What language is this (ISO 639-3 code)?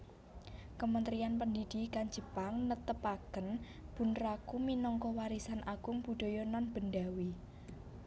jav